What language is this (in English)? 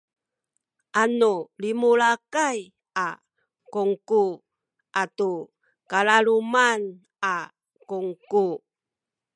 Sakizaya